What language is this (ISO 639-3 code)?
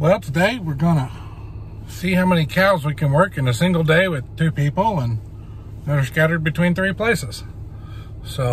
eng